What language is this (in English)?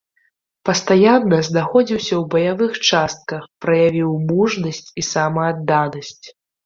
Belarusian